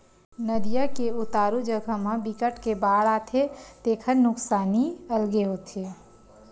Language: Chhattisgarhi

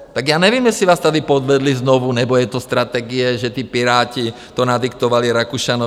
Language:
Czech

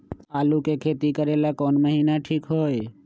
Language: Magahi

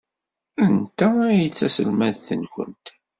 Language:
Kabyle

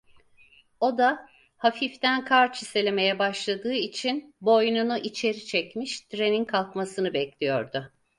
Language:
Turkish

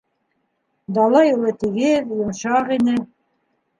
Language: Bashkir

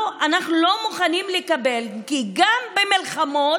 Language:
Hebrew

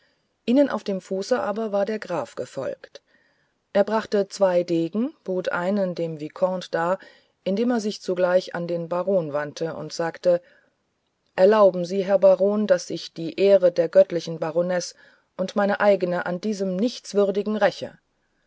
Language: German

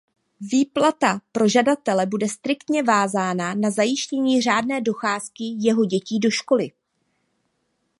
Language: Czech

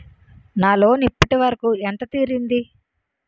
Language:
Telugu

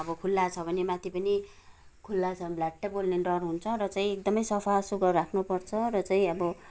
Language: Nepali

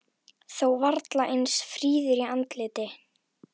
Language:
Icelandic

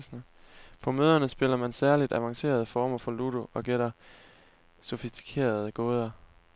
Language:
Danish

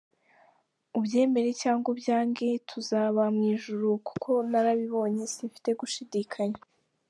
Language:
Kinyarwanda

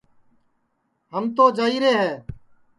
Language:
Sansi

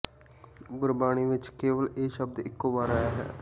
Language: Punjabi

